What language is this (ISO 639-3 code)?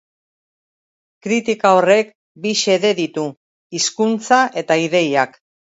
eus